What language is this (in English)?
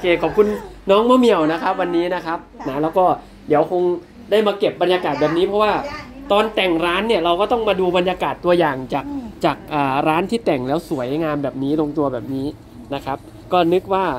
Thai